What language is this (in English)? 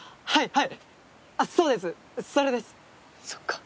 Japanese